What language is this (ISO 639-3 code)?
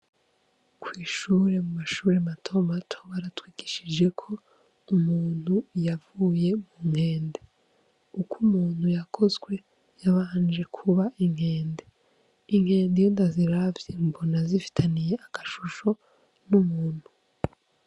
run